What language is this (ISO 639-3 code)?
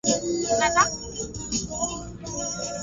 swa